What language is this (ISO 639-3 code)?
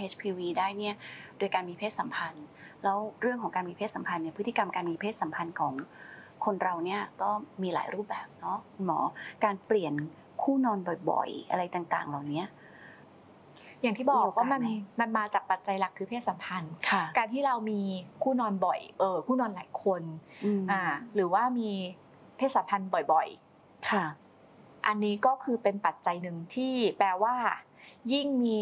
tha